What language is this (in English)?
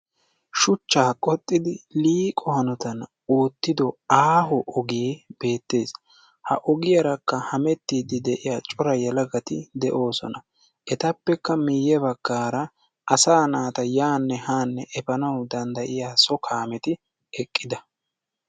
Wolaytta